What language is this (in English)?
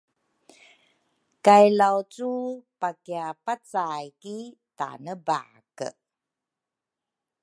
Rukai